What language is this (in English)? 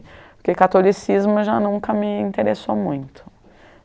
Portuguese